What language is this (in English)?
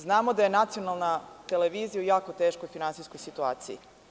Serbian